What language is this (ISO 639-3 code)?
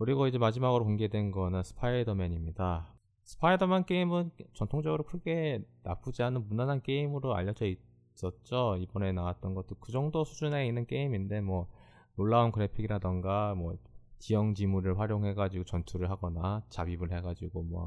kor